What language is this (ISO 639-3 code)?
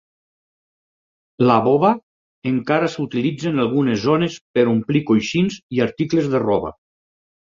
cat